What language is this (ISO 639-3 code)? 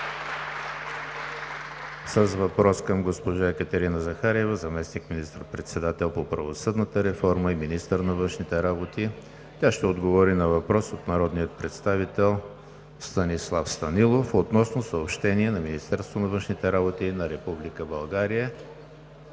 bul